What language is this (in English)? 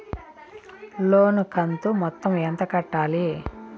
Telugu